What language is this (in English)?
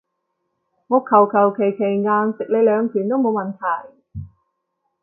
Cantonese